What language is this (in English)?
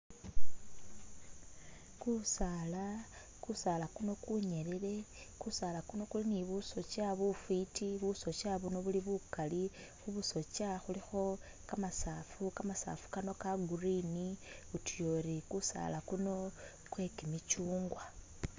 Masaaba